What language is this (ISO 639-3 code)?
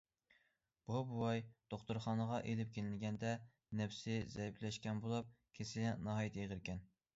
uig